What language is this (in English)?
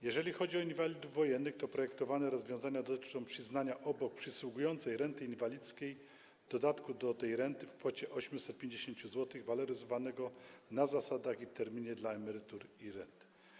Polish